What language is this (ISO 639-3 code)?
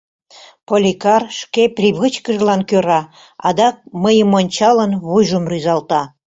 chm